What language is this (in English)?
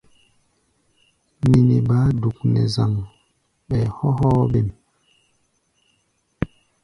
Gbaya